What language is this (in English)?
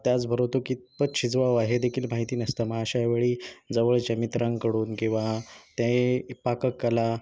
Marathi